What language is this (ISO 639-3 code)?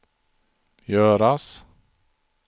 swe